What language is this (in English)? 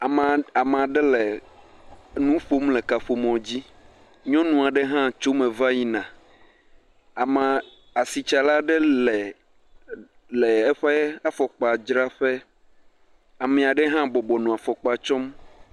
Ewe